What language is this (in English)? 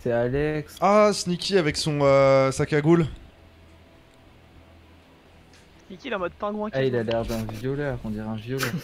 French